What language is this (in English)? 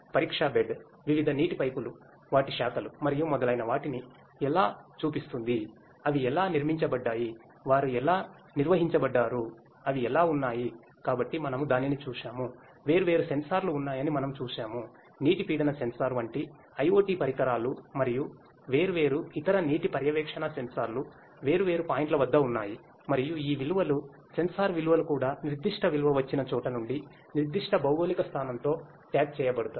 Telugu